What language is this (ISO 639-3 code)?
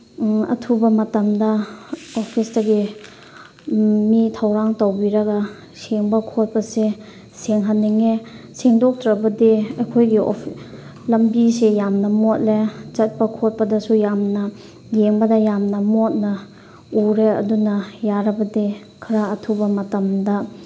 mni